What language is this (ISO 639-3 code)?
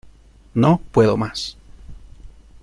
spa